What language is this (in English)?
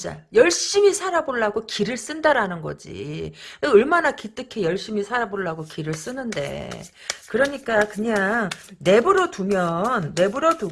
Korean